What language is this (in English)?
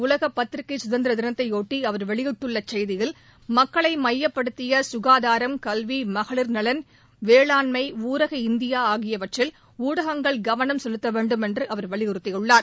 Tamil